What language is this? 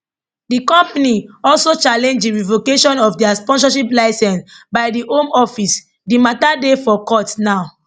Nigerian Pidgin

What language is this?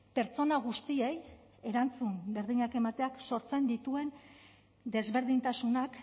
Basque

